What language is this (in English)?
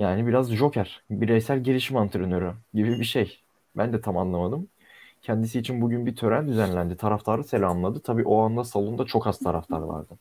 Turkish